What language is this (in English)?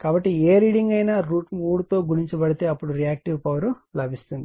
Telugu